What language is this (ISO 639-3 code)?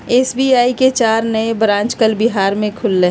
mag